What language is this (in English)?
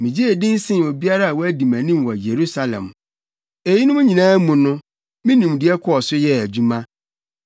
Akan